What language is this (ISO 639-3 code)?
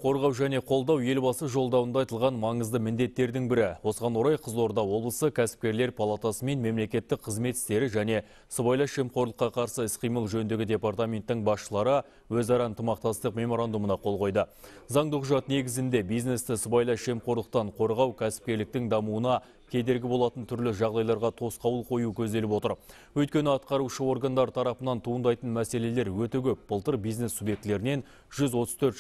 tur